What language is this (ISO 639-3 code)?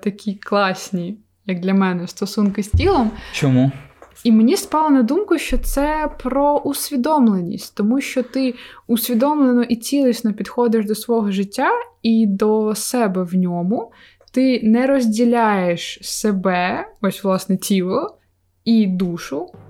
ukr